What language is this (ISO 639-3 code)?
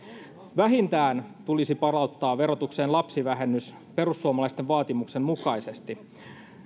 fin